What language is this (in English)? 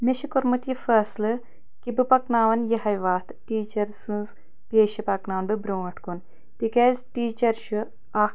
Kashmiri